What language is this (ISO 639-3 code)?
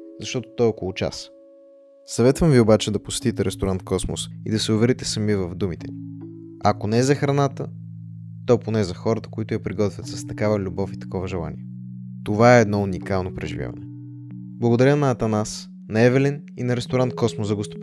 bul